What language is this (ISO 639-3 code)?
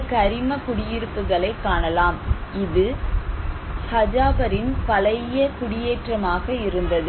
tam